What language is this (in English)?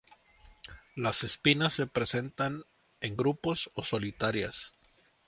Spanish